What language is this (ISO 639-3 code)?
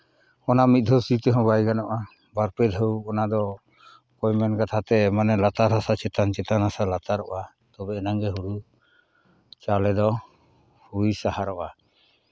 sat